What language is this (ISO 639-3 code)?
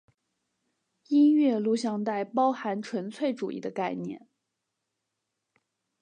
zho